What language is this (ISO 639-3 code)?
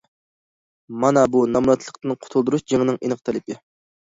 uig